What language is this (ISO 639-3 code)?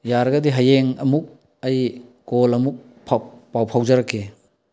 mni